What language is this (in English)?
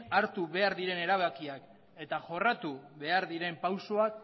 Basque